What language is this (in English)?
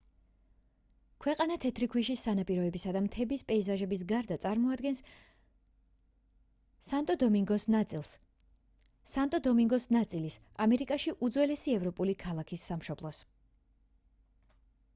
Georgian